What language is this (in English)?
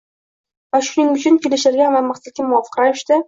Uzbek